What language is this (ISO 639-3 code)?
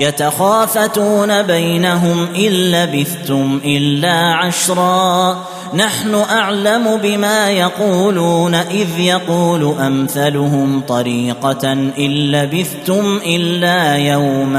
ara